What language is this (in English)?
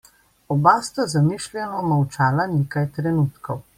Slovenian